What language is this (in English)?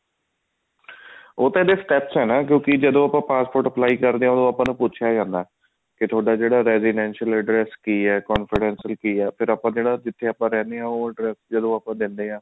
Punjabi